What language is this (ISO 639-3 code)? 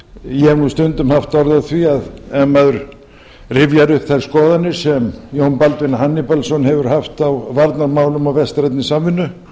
isl